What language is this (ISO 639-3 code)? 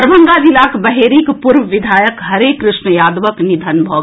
mai